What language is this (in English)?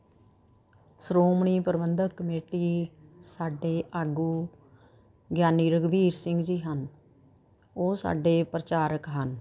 Punjabi